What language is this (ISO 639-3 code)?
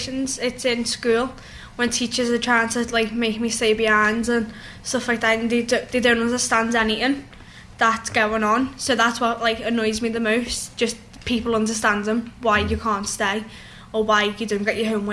eng